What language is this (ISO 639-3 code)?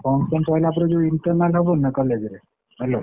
ori